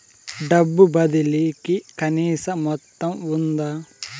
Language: Telugu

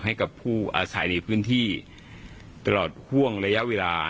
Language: Thai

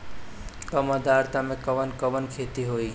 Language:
Bhojpuri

